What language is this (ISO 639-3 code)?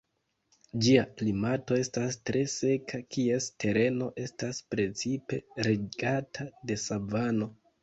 epo